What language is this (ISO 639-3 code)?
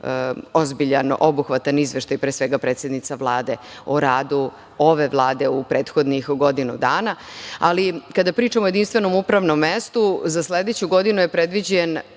srp